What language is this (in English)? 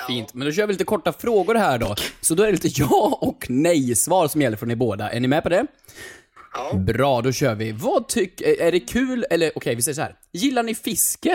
Swedish